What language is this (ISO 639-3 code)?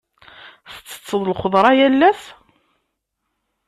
kab